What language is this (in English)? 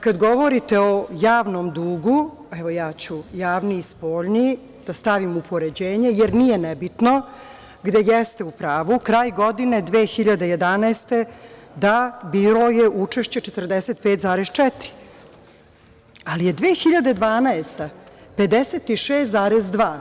Serbian